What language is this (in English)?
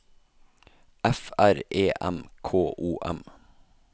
Norwegian